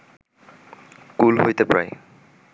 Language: Bangla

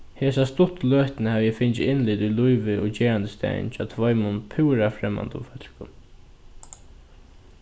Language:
Faroese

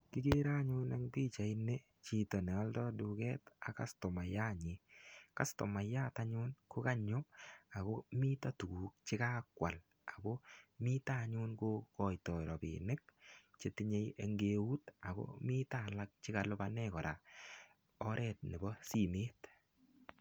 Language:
Kalenjin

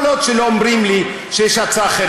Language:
Hebrew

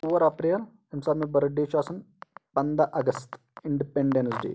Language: Kashmiri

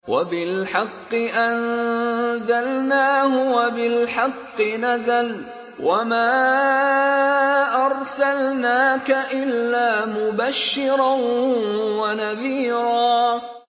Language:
Arabic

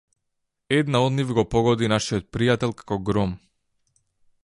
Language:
Macedonian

